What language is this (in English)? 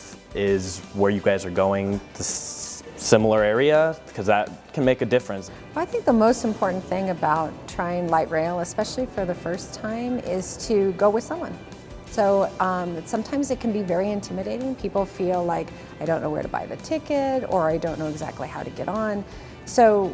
English